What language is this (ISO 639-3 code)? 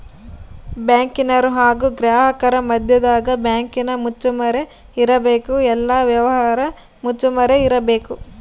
kan